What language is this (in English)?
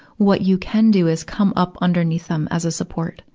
English